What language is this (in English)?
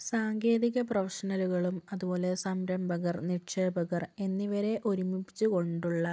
Malayalam